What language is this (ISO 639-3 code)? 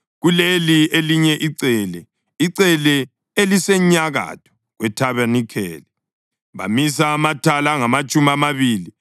nde